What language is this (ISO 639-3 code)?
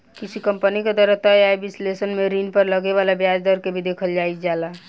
bho